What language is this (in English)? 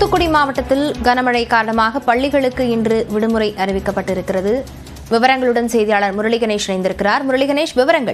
Indonesian